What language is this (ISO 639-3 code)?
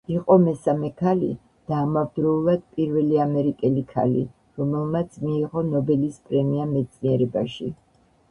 kat